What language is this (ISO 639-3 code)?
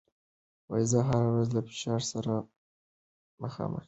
pus